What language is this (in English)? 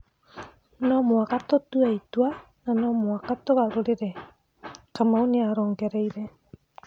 Kikuyu